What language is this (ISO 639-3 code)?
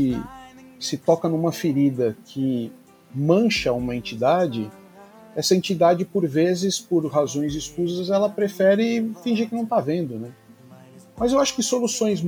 por